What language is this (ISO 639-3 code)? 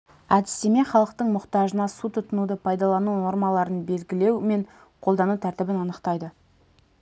kaz